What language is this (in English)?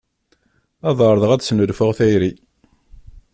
Kabyle